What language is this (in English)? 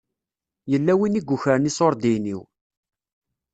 Kabyle